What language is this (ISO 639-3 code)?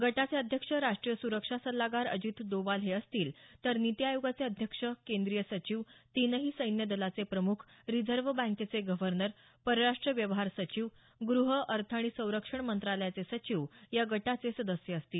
mar